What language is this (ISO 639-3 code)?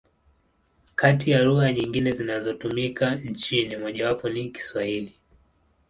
swa